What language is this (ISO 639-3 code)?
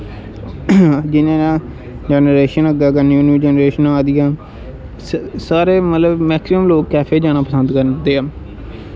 doi